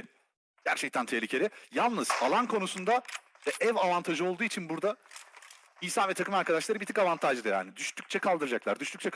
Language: Turkish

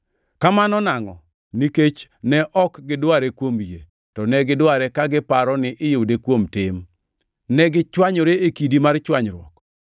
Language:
Luo (Kenya and Tanzania)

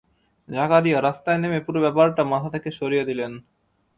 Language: Bangla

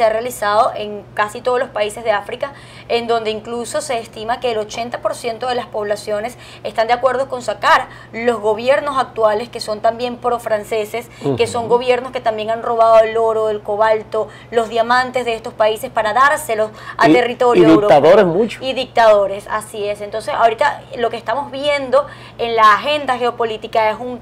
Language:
Spanish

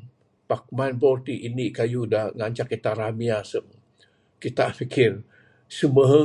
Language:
Bukar-Sadung Bidayuh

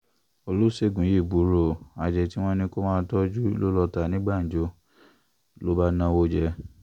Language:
Yoruba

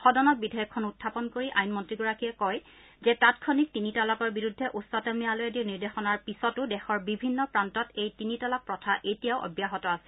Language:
Assamese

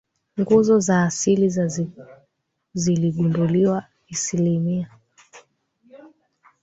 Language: Swahili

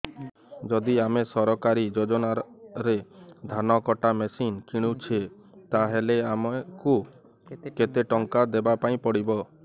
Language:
Odia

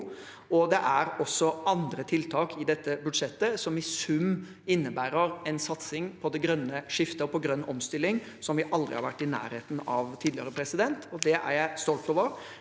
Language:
Norwegian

